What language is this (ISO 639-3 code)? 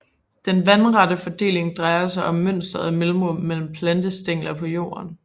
dan